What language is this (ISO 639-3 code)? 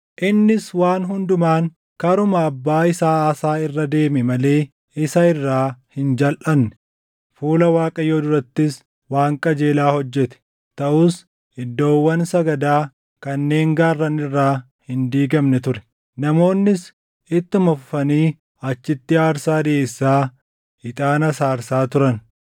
orm